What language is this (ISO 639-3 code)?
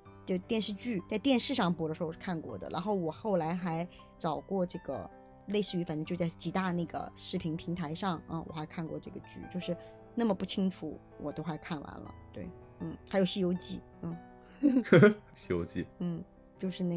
zho